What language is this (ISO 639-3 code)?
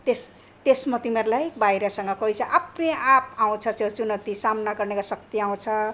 nep